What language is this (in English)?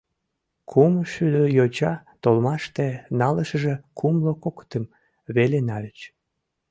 Mari